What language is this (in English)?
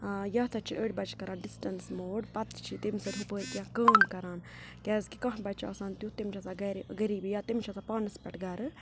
Kashmiri